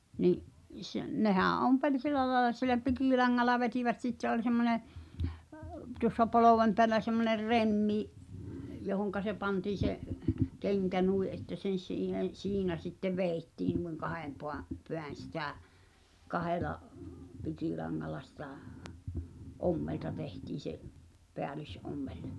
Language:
Finnish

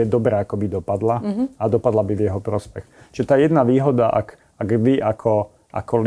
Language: Slovak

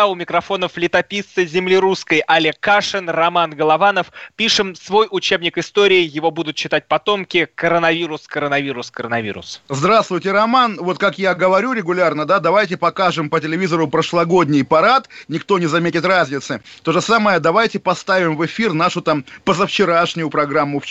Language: Russian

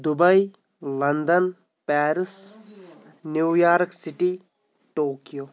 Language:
Kashmiri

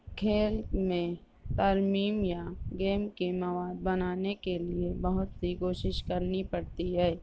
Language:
Urdu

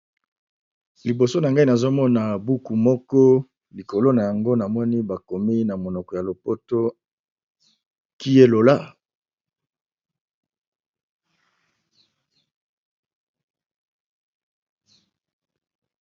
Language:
Lingala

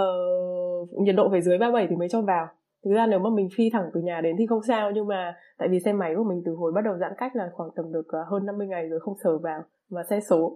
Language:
Vietnamese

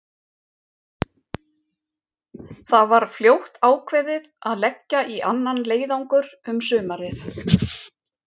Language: Icelandic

